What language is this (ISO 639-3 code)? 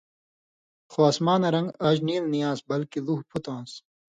mvy